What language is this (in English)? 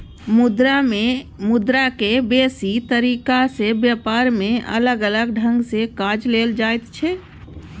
Maithili